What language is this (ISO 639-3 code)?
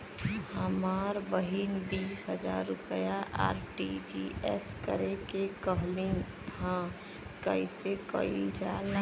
bho